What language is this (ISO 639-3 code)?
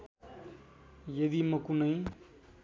nep